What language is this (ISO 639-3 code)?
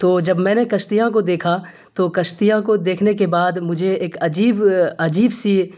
urd